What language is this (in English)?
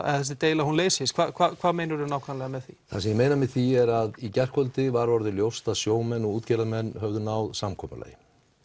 Icelandic